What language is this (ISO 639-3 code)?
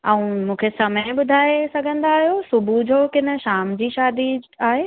snd